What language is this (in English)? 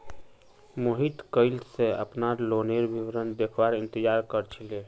Magahi